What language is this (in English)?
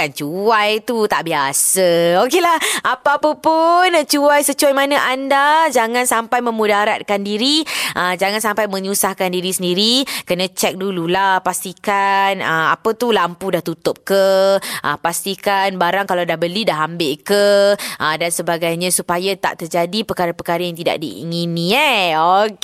Malay